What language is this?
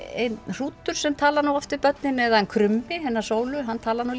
Icelandic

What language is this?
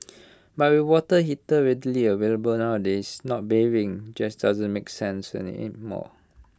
English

